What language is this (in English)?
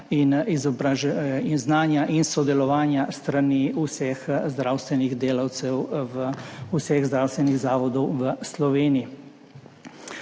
Slovenian